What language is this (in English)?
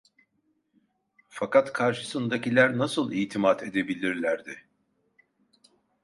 Turkish